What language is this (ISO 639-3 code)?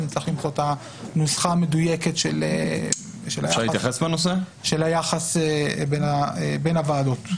heb